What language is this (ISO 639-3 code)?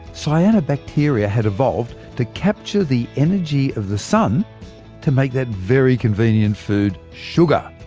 eng